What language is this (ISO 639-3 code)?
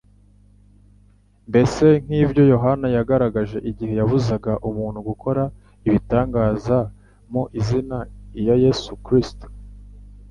kin